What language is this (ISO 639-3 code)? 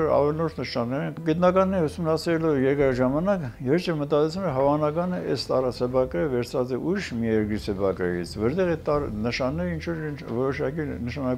tur